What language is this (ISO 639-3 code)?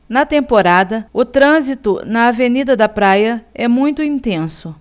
por